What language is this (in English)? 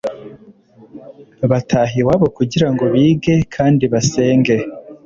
Kinyarwanda